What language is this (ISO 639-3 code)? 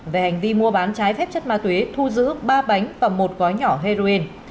vie